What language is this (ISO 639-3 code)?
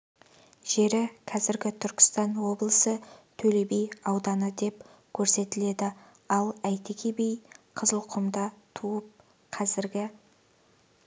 kaz